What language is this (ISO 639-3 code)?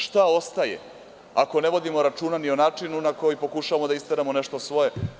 srp